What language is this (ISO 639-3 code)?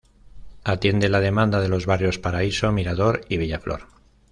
spa